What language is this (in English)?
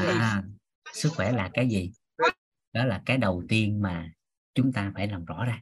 Vietnamese